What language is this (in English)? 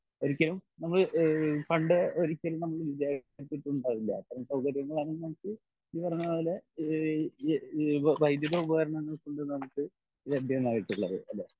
Malayalam